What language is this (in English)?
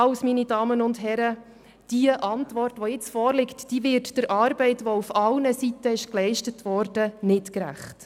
Swiss German